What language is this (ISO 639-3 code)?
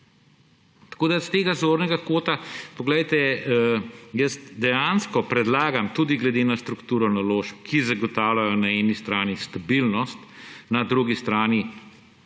slv